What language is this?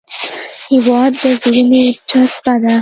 Pashto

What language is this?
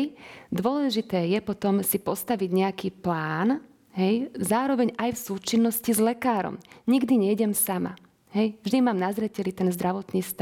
Slovak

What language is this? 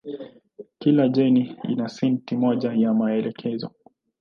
Swahili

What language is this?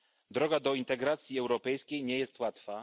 Polish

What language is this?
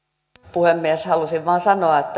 Finnish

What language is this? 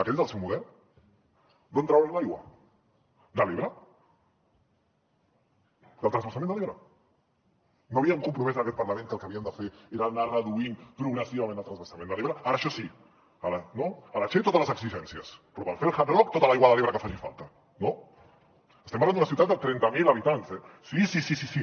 Catalan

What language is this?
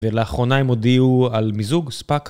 Hebrew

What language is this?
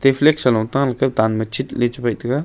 Wancho Naga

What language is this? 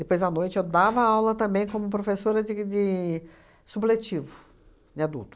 Portuguese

